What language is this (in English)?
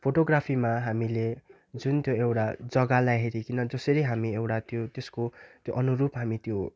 Nepali